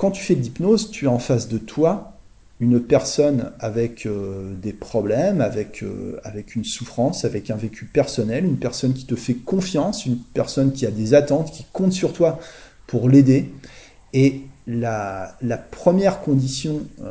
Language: French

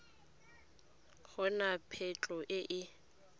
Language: Tswana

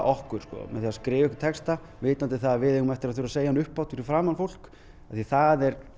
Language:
Icelandic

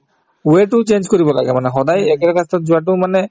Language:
Assamese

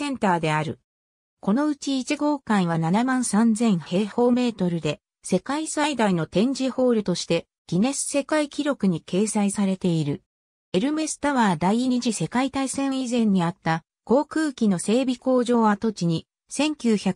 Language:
Japanese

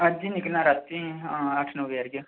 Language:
Dogri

